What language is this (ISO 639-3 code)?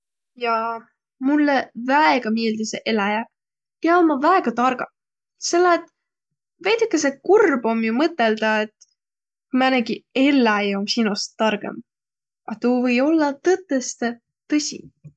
vro